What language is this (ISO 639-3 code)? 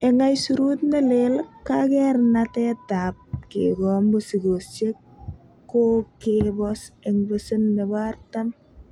kln